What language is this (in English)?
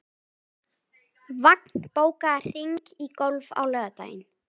Icelandic